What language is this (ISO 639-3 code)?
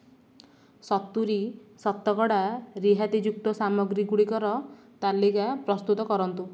ori